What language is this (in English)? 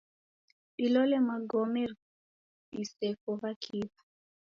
Taita